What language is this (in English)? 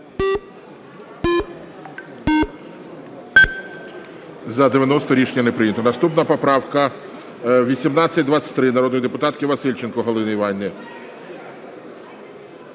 Ukrainian